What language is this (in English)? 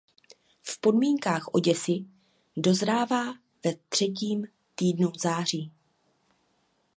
Czech